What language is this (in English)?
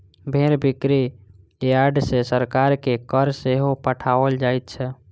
Maithili